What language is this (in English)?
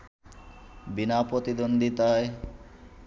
Bangla